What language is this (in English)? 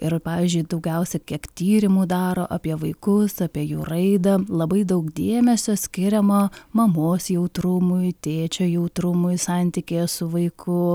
Lithuanian